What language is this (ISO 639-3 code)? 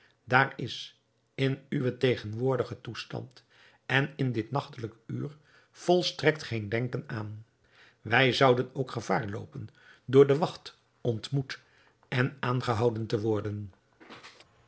nld